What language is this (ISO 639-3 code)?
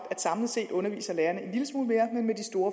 dan